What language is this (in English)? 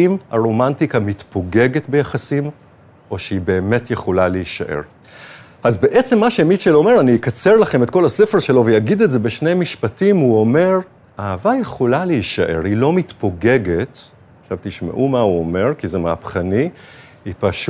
Hebrew